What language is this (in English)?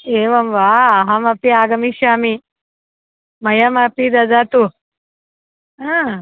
Sanskrit